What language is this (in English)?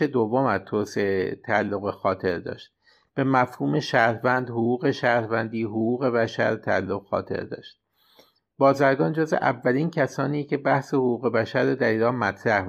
Persian